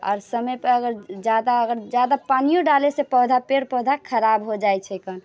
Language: Maithili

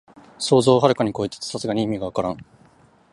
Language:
Japanese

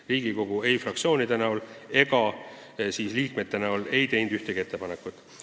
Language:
Estonian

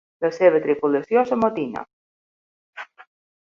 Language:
Catalan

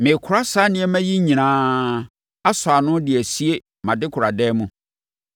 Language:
Akan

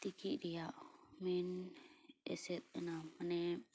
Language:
Santali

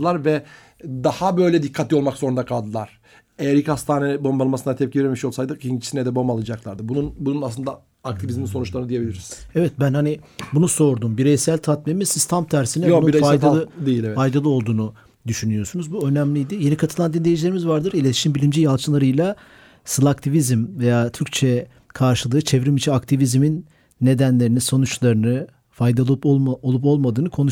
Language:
Turkish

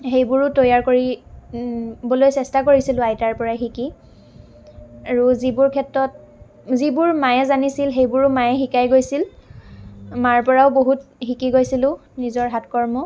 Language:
Assamese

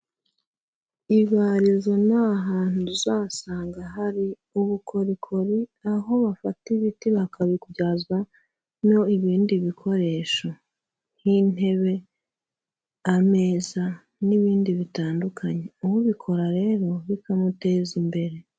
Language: Kinyarwanda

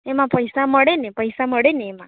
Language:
Gujarati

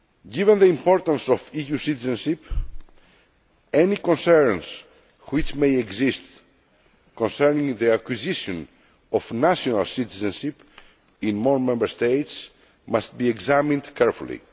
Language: English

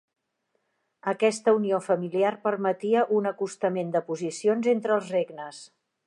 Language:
Catalan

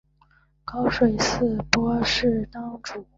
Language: Chinese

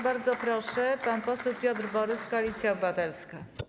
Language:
Polish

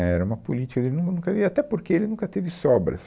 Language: Portuguese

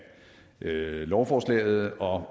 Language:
Danish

